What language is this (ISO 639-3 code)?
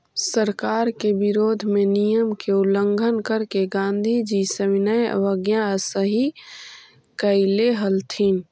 mag